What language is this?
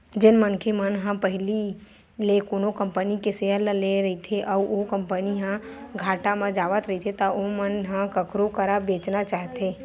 Chhattisgarhi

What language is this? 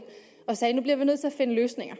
Danish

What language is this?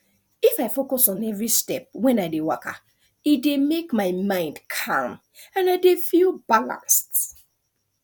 Nigerian Pidgin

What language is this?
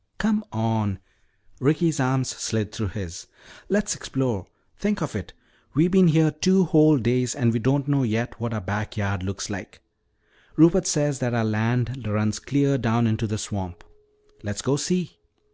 English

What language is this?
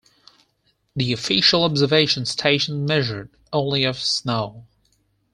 English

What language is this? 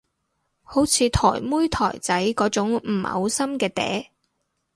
Cantonese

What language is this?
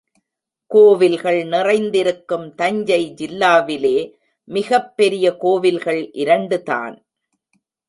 Tamil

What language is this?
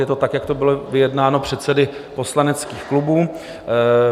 Czech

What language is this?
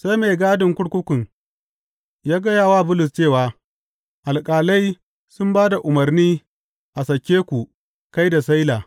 Hausa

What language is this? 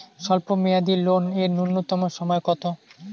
Bangla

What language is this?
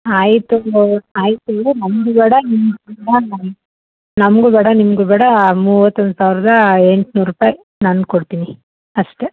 Kannada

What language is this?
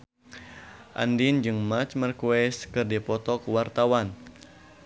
Sundanese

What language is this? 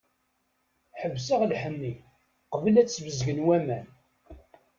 Kabyle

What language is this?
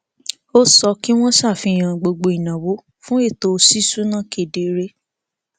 Yoruba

